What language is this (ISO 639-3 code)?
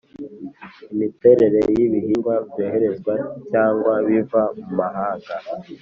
kin